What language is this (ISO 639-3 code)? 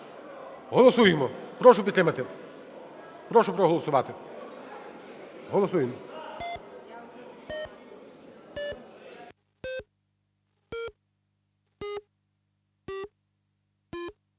ukr